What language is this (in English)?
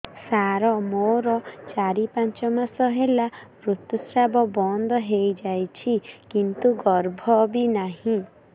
Odia